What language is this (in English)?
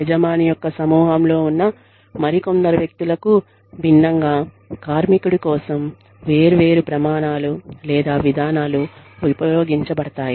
Telugu